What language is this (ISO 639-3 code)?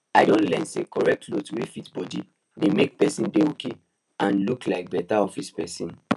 pcm